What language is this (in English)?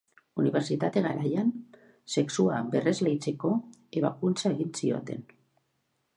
Basque